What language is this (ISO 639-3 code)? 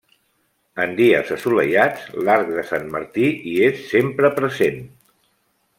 cat